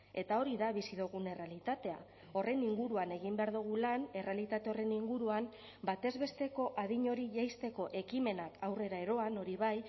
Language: Basque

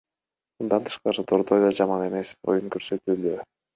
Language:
Kyrgyz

